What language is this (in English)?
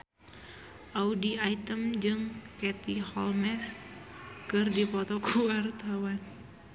Sundanese